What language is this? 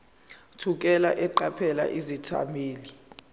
Zulu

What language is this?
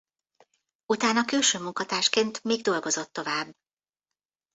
Hungarian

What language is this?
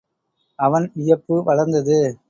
Tamil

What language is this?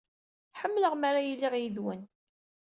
Kabyle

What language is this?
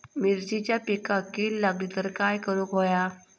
Marathi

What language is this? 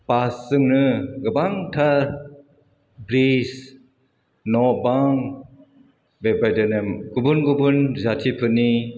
Bodo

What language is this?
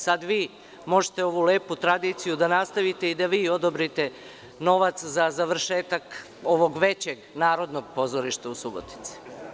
Serbian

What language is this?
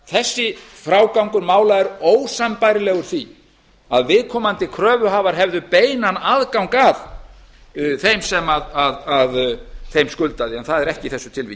Icelandic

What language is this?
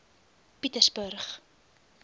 Afrikaans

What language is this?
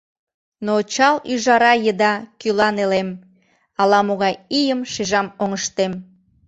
Mari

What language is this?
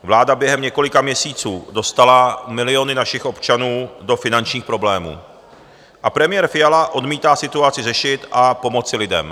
Czech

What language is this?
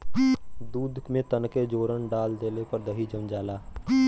Bhojpuri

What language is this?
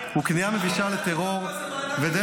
Hebrew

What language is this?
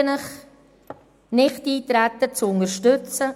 Swiss German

